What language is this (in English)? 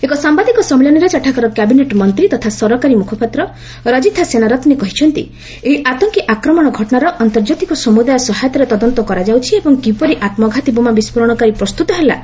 Odia